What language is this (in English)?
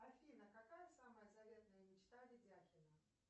Russian